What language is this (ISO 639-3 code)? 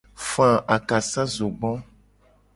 gej